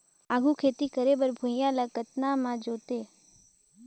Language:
Chhattisgarhi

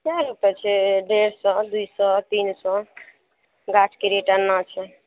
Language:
Maithili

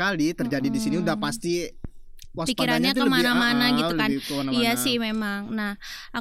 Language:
Indonesian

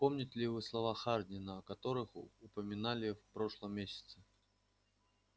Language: Russian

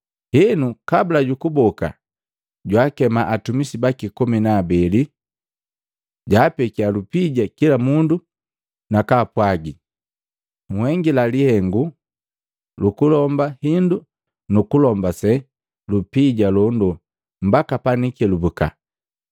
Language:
Matengo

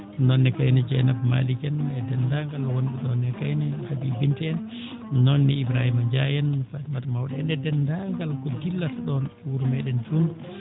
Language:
Fula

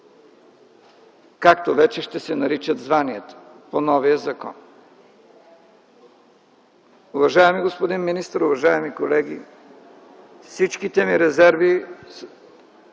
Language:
Bulgarian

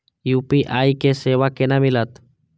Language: Maithili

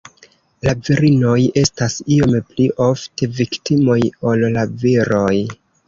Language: Esperanto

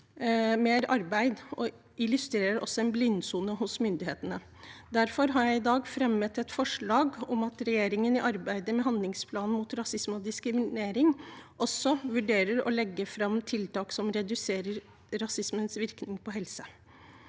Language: Norwegian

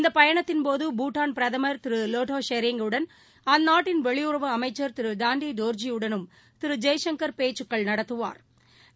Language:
Tamil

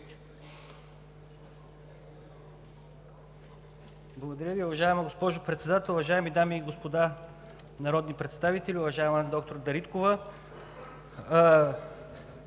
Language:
Bulgarian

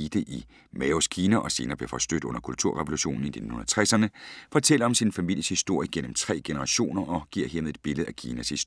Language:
Danish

